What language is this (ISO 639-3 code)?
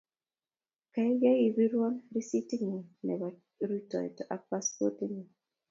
kln